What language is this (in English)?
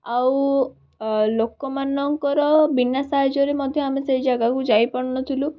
Odia